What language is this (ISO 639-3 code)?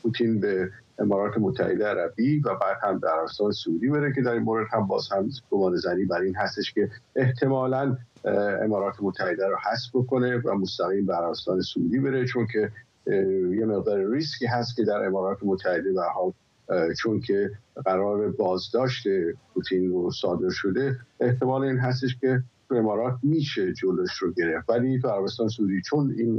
fas